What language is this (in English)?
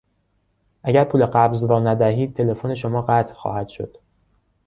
Persian